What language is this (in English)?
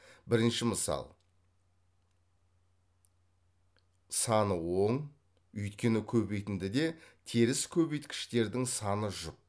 Kazakh